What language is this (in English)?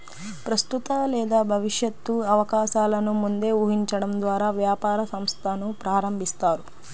Telugu